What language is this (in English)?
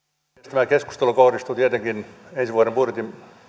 Finnish